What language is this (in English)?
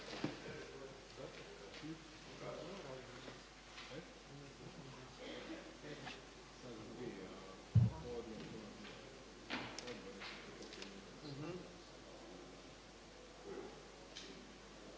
Croatian